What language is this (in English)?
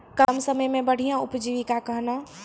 Maithili